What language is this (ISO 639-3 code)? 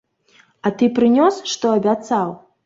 bel